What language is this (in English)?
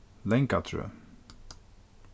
Faroese